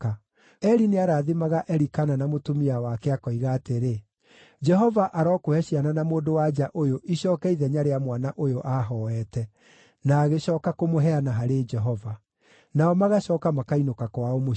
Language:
Kikuyu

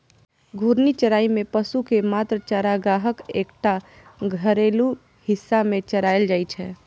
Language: Maithili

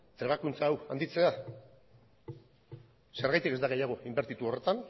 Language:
Basque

